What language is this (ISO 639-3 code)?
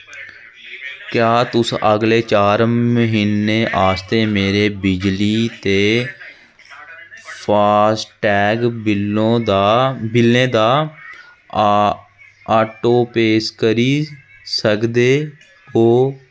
doi